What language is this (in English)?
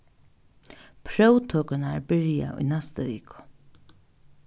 Faroese